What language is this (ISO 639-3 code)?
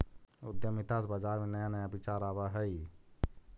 mag